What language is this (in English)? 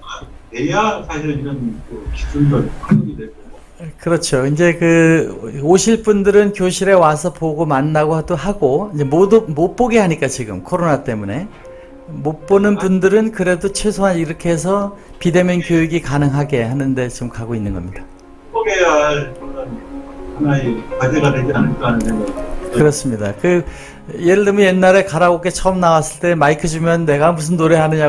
Korean